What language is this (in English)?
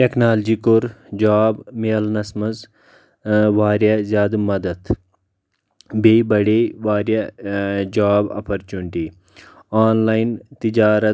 Kashmiri